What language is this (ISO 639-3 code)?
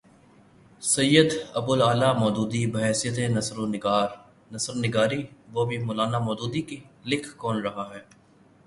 urd